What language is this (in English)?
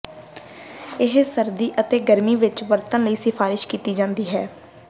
Punjabi